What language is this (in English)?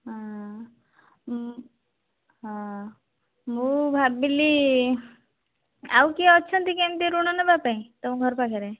Odia